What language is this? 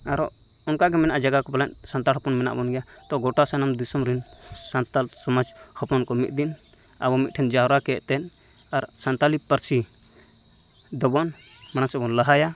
Santali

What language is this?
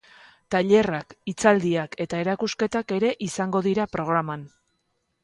Basque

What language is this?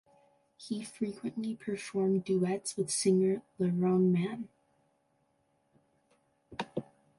English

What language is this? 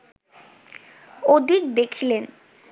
Bangla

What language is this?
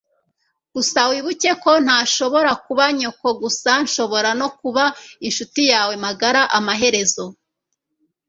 Kinyarwanda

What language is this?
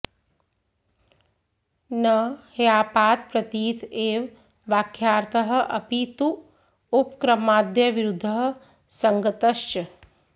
Sanskrit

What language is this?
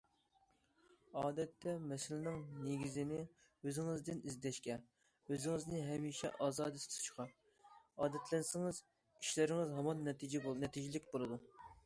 Uyghur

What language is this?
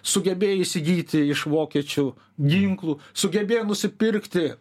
Lithuanian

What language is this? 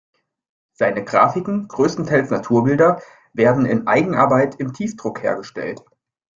German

